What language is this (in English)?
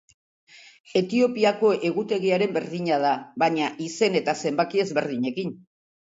Basque